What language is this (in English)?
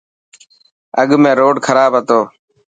Dhatki